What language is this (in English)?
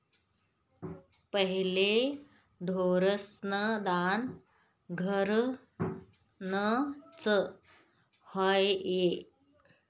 Marathi